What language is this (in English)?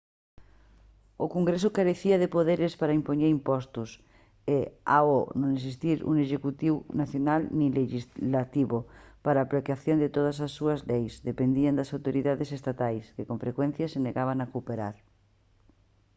Galician